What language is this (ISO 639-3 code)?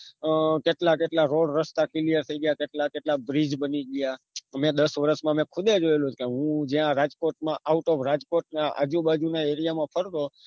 guj